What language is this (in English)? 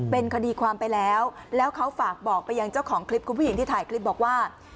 Thai